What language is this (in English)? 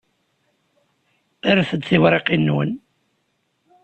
Kabyle